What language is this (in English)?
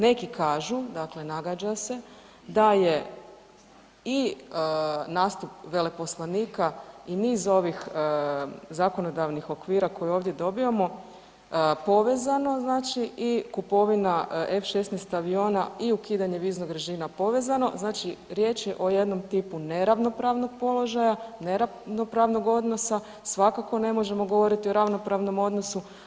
Croatian